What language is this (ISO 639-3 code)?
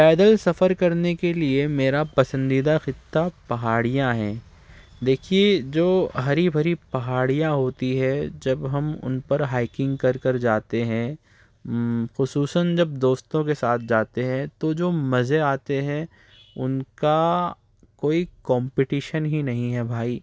urd